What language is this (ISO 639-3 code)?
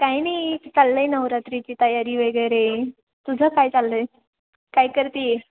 mar